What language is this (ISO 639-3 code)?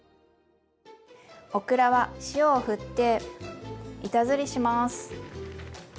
jpn